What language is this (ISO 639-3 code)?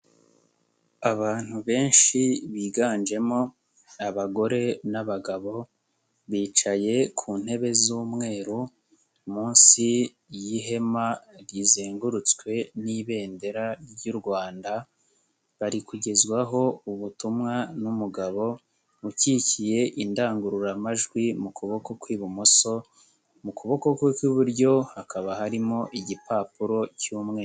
kin